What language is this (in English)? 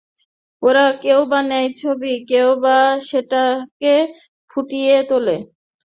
Bangla